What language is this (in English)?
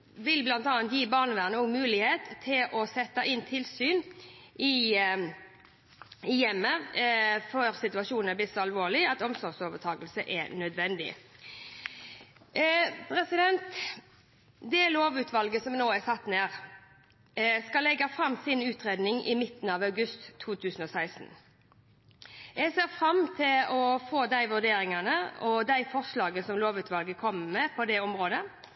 Norwegian Bokmål